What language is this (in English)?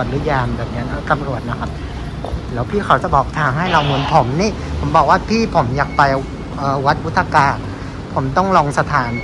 Thai